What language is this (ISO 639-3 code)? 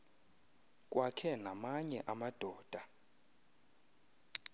xho